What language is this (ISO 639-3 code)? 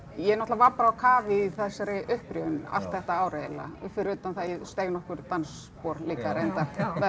isl